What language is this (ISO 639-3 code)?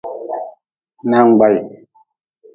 nmz